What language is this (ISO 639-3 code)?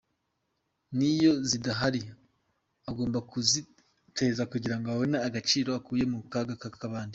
kin